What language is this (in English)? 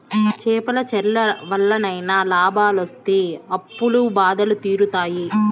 Telugu